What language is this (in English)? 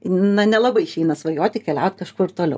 Lithuanian